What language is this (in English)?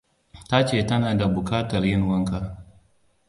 Hausa